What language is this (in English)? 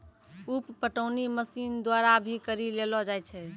Maithili